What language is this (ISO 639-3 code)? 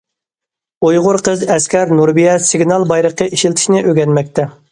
uig